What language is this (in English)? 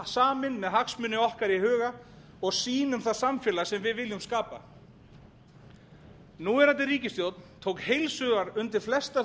Icelandic